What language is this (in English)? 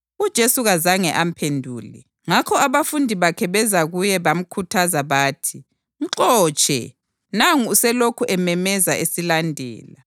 North Ndebele